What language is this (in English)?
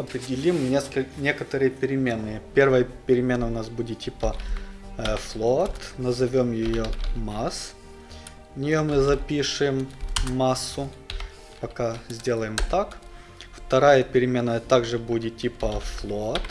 Russian